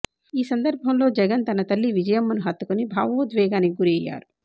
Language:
Telugu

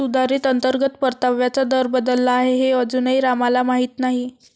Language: Marathi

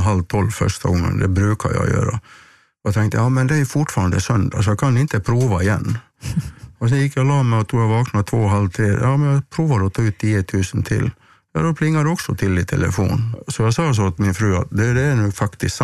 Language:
Swedish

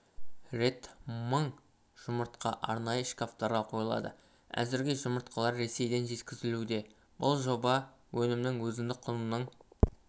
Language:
Kazakh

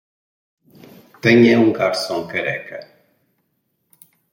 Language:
Portuguese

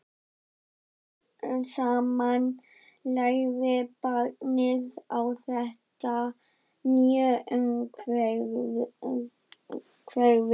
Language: Icelandic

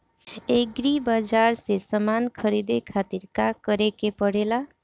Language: Bhojpuri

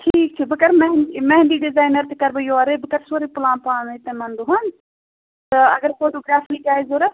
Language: Kashmiri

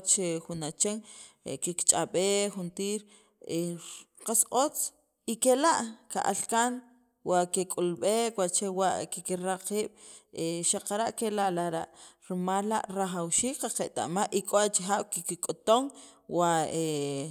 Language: Sacapulteco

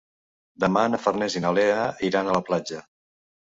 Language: Catalan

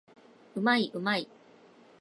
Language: Japanese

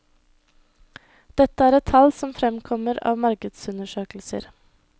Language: Norwegian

